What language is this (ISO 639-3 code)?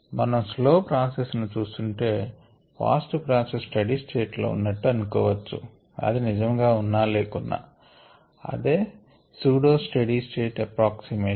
tel